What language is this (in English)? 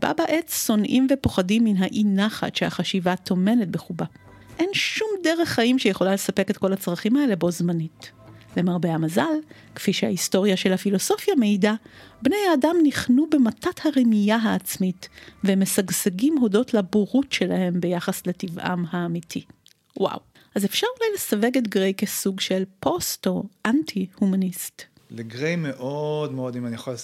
Hebrew